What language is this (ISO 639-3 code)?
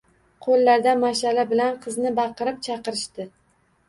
uzb